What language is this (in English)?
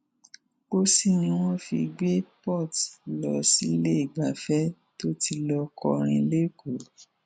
Yoruba